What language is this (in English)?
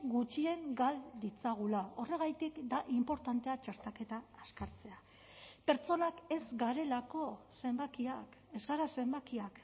Basque